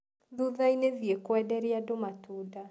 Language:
Kikuyu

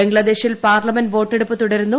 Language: Malayalam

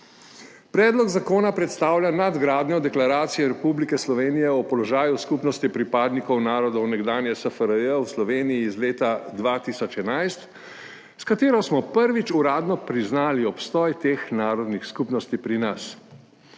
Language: Slovenian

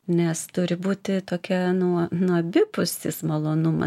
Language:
Lithuanian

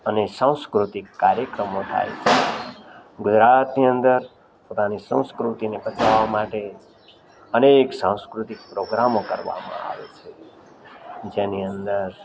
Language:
Gujarati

